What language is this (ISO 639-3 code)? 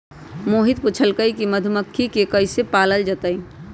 mag